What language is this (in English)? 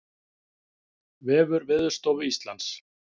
Icelandic